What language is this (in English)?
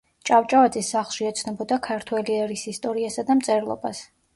Georgian